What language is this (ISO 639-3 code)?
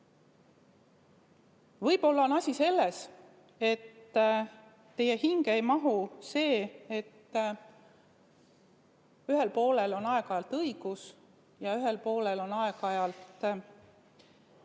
est